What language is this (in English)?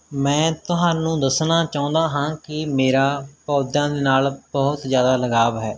Punjabi